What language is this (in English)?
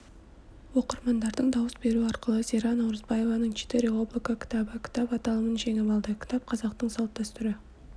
Kazakh